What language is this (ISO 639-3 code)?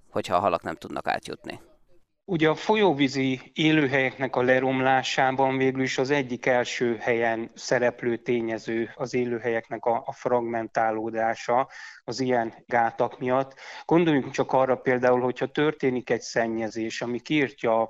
hun